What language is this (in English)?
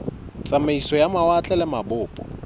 Southern Sotho